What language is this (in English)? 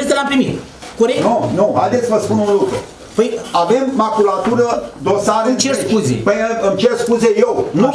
Romanian